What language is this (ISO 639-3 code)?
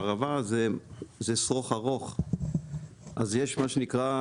heb